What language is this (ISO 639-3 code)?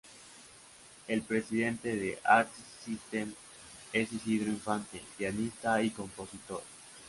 spa